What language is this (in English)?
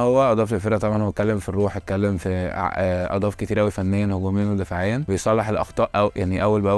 Arabic